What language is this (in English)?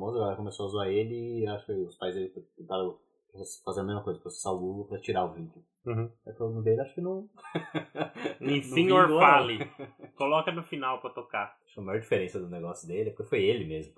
Portuguese